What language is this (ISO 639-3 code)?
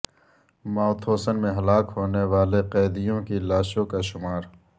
urd